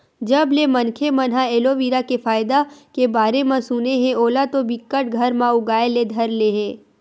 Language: Chhattisgarhi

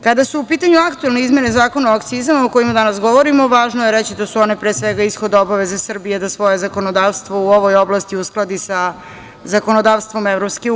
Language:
Serbian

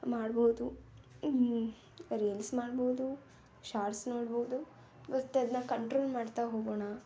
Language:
Kannada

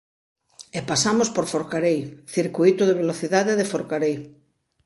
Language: Galician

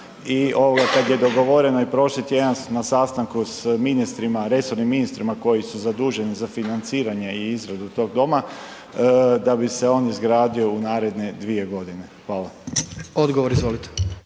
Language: Croatian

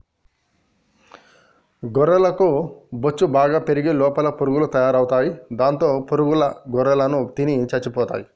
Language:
Telugu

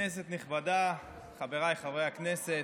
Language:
Hebrew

